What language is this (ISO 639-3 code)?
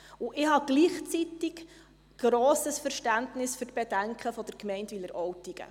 gsw